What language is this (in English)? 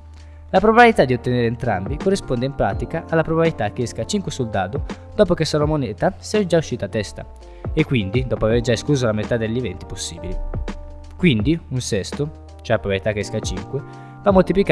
Italian